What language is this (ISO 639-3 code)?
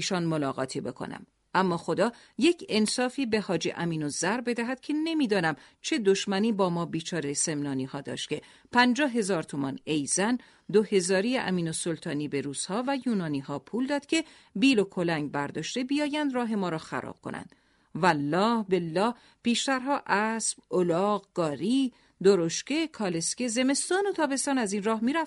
fas